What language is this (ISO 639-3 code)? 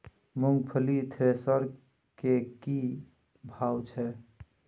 mai